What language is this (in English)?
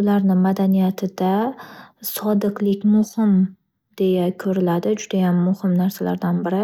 Uzbek